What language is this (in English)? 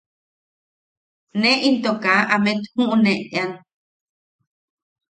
Yaqui